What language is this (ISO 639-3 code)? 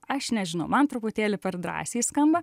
lit